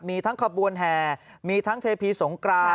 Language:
Thai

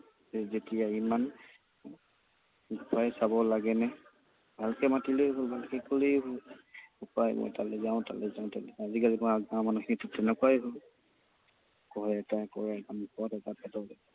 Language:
Assamese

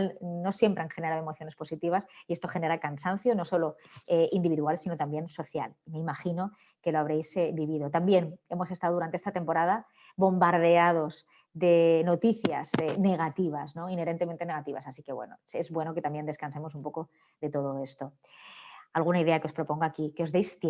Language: Spanish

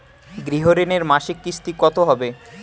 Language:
Bangla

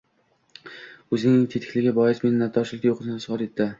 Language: Uzbek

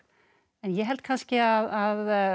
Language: Icelandic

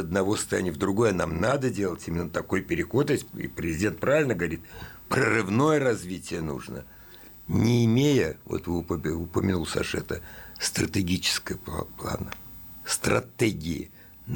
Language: Russian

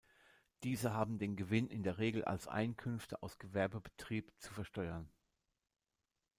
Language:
German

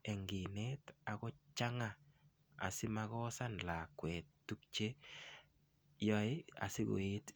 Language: Kalenjin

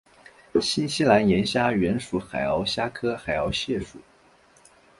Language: Chinese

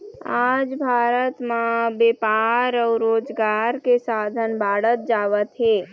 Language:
Chhattisgarhi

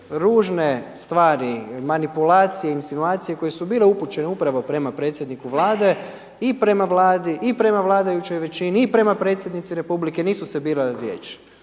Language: Croatian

